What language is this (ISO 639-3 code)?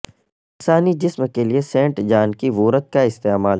urd